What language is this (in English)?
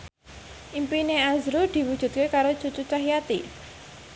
Javanese